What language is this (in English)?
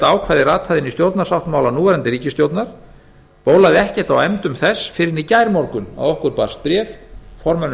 Icelandic